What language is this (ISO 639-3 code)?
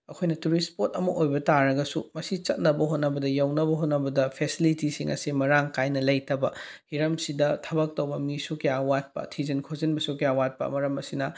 mni